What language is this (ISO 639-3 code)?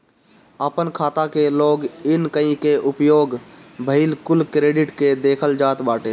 bho